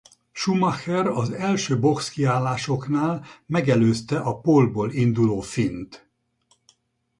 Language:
Hungarian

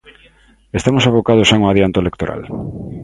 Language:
Galician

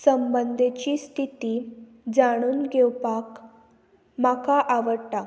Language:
Konkani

